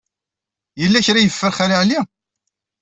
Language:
Kabyle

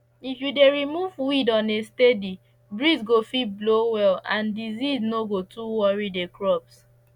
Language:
Nigerian Pidgin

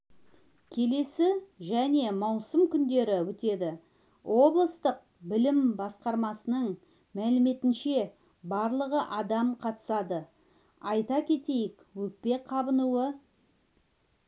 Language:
Kazakh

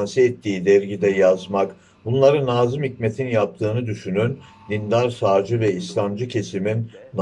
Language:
Turkish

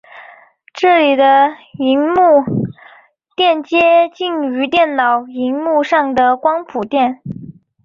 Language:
Chinese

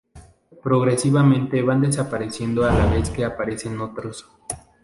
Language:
Spanish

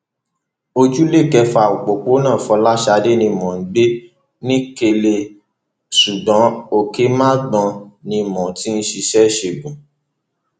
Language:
Yoruba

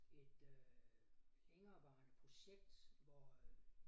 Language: Danish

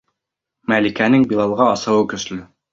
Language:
Bashkir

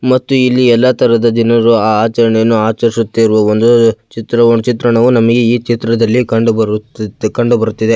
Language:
Kannada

